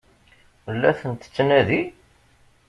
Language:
Kabyle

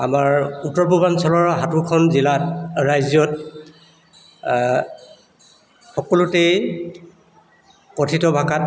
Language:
Assamese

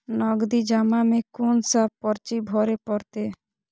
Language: Maithili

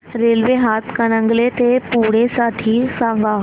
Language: Marathi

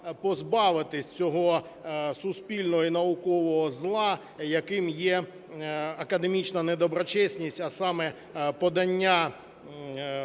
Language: Ukrainian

